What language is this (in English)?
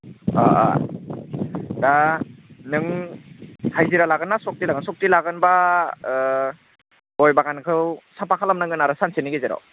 Bodo